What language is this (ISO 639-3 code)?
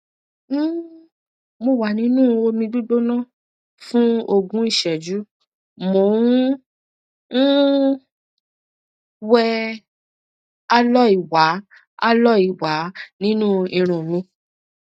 yor